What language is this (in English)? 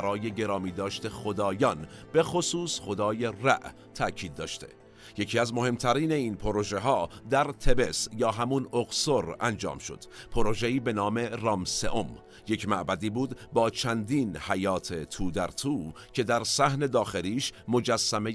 Persian